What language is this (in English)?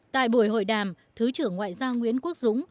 Vietnamese